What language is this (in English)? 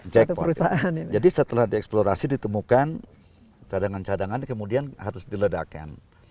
Indonesian